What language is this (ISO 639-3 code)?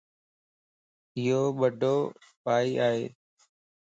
lss